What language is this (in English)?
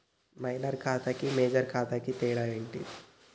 Telugu